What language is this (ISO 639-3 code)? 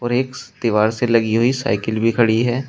hin